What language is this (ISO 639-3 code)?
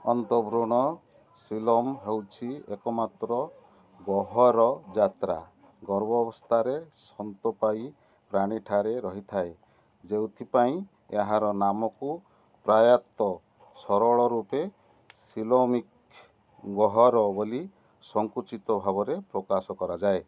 ori